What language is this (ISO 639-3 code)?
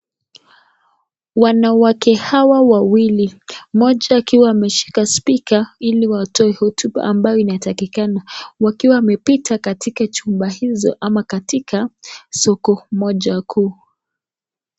swa